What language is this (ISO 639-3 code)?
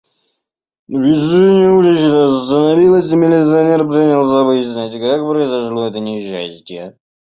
rus